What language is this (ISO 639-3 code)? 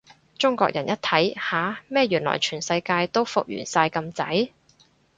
yue